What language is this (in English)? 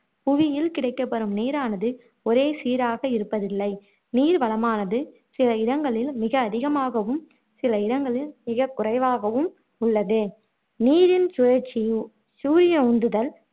Tamil